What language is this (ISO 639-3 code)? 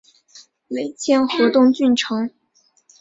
zho